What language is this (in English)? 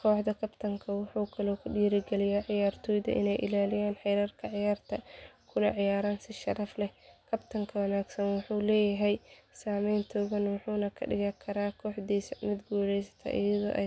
Somali